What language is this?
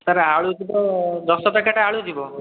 Odia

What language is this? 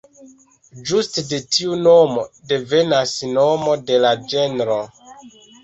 Esperanto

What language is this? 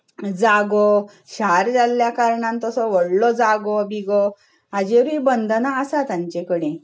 Konkani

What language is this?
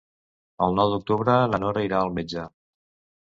Catalan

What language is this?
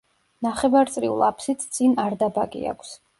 Georgian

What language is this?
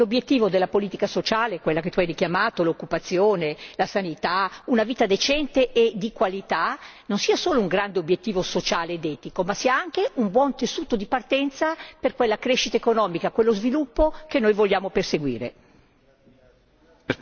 Italian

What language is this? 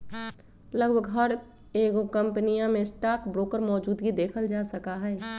Magahi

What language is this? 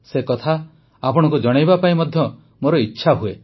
Odia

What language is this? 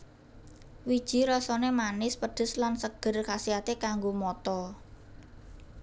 Javanese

